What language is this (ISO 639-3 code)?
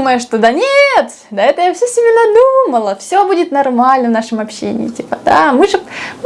rus